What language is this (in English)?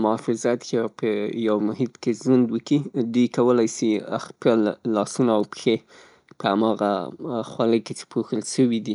Pashto